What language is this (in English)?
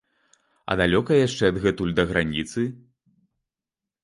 Belarusian